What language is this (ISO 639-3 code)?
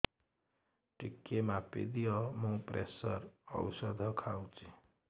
ori